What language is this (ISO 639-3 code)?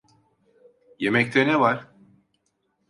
tur